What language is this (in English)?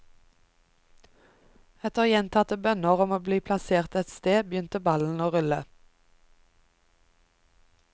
Norwegian